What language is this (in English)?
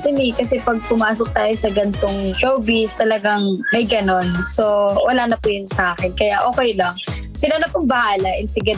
Filipino